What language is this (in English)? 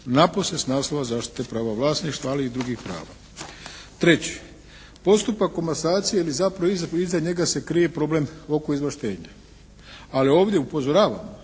Croatian